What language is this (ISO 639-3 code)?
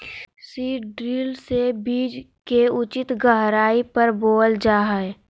mag